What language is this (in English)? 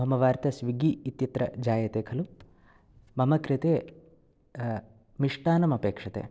Sanskrit